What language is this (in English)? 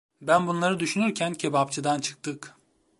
Turkish